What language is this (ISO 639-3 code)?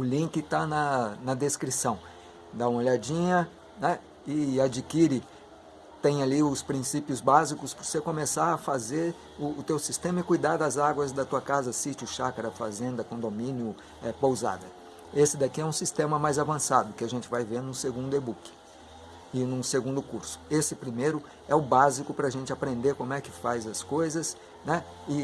por